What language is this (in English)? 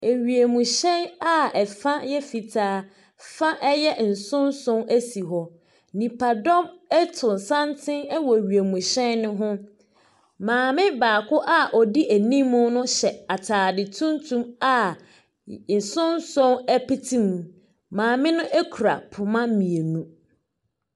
Akan